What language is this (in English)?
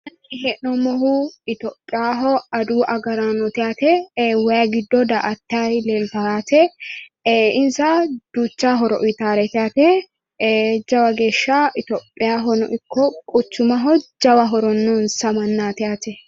Sidamo